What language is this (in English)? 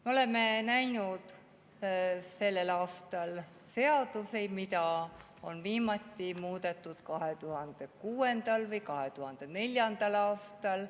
Estonian